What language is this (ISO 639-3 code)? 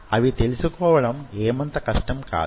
tel